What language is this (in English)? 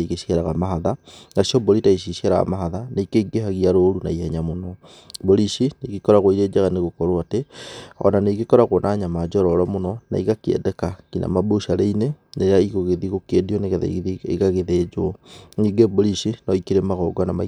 Kikuyu